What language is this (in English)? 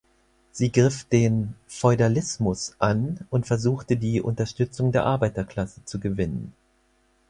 German